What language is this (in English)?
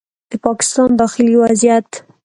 Pashto